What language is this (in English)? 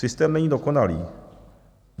Czech